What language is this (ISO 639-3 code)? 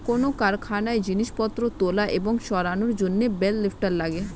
ben